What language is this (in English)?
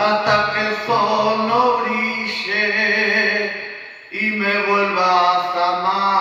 Romanian